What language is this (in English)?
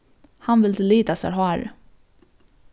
Faroese